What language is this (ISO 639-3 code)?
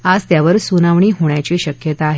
mar